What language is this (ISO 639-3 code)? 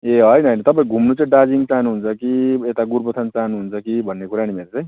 nep